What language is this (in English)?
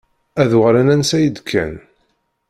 Kabyle